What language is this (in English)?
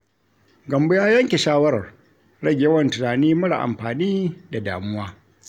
Hausa